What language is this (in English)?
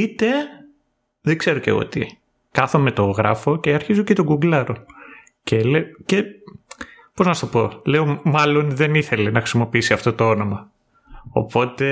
Greek